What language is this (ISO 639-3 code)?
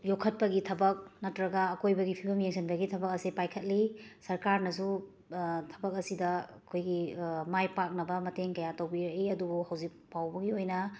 mni